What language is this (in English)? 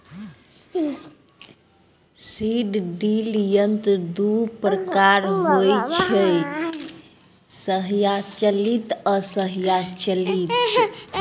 Maithili